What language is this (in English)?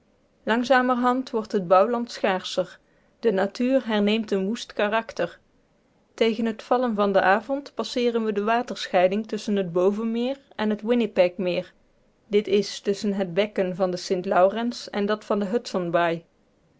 Dutch